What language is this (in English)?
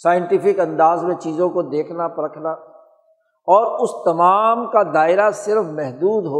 Urdu